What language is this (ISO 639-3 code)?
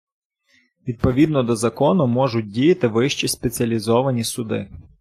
ukr